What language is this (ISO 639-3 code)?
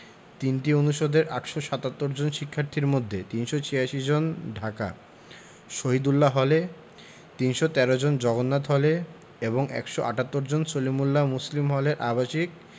ben